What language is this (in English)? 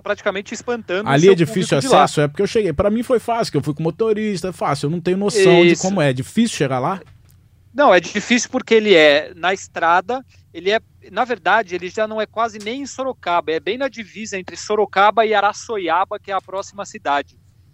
Portuguese